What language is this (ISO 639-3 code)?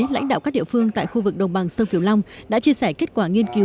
vie